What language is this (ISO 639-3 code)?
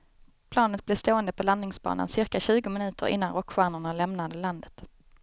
swe